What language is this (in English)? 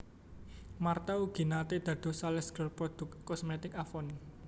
Javanese